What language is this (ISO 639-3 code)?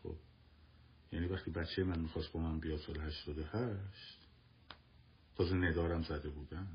fas